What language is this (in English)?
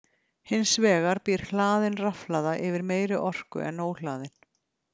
Icelandic